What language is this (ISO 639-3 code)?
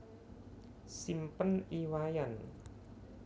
jav